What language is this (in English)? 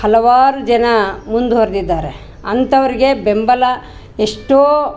Kannada